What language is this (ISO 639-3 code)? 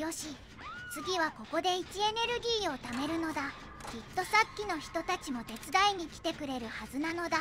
jpn